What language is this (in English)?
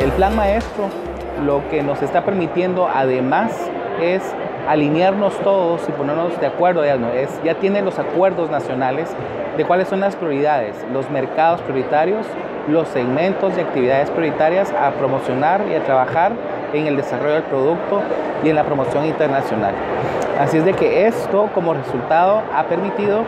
Spanish